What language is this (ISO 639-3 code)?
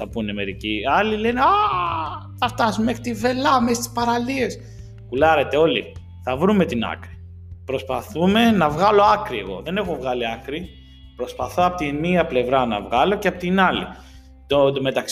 ell